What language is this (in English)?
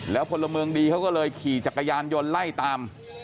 Thai